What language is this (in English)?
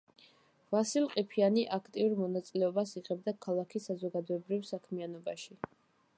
Georgian